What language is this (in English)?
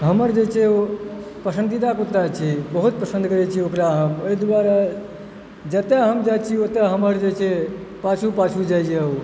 Maithili